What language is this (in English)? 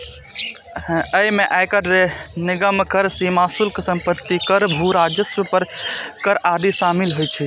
Maithili